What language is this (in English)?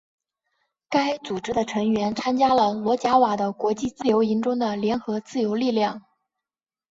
Chinese